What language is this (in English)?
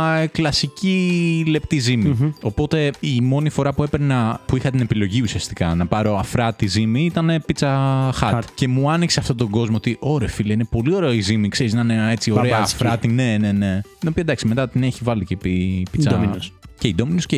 Greek